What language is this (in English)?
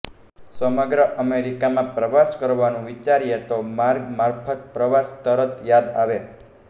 Gujarati